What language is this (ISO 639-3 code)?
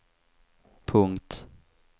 swe